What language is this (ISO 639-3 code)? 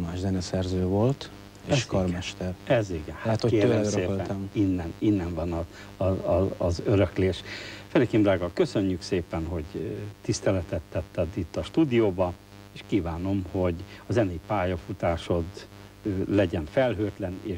hun